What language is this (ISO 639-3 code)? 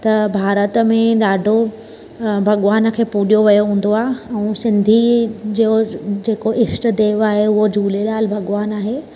snd